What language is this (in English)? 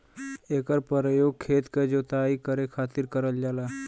Bhojpuri